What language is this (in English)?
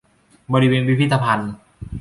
Thai